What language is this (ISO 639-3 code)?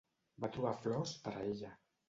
cat